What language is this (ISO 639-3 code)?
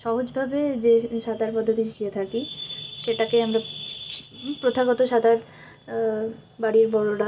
ben